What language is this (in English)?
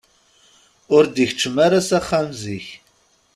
Kabyle